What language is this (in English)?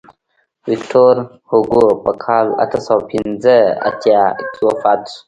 Pashto